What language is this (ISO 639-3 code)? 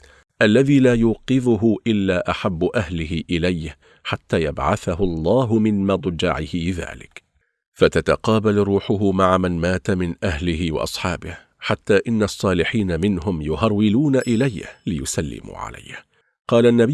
ara